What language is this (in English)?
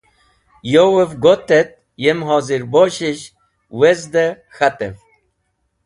Wakhi